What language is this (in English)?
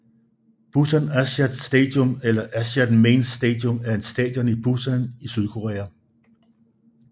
Danish